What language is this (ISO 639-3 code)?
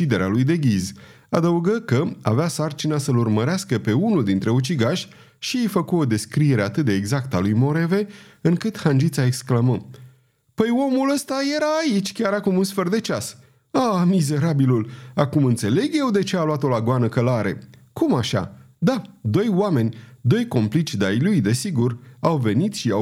ron